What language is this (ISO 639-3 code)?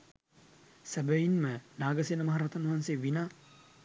sin